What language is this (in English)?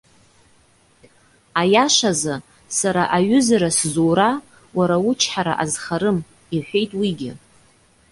Abkhazian